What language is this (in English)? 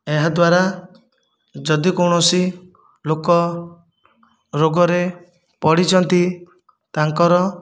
Odia